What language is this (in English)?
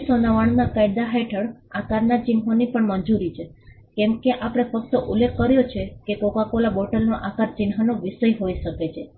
Gujarati